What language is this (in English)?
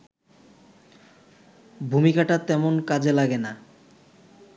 Bangla